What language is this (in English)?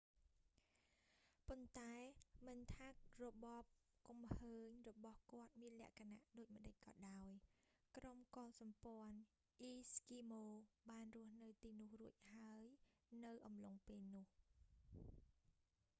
Khmer